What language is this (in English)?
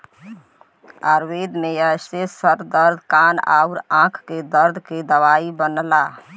Bhojpuri